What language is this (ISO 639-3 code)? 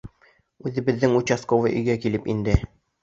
bak